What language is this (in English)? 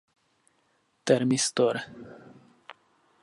Czech